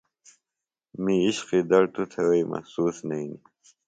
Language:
Phalura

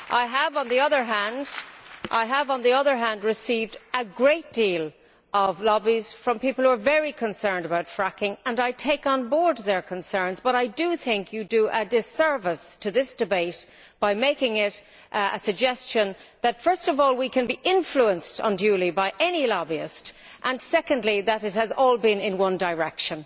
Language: English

